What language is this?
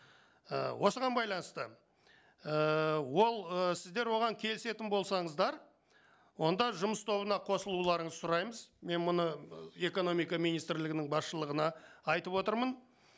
Kazakh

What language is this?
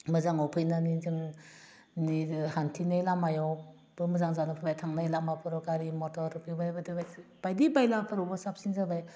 Bodo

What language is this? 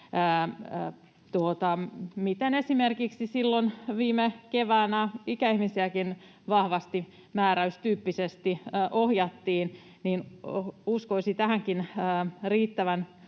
Finnish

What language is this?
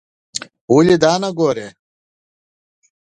Pashto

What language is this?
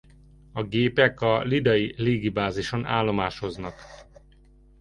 Hungarian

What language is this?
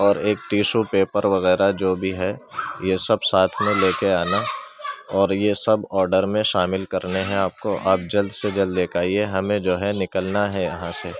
Urdu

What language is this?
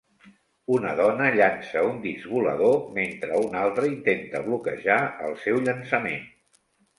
Catalan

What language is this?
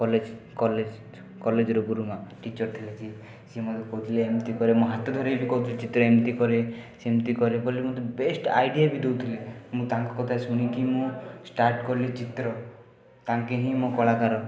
Odia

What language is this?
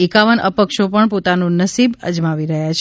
Gujarati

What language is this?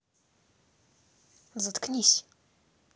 Russian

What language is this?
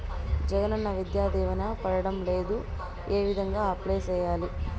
Telugu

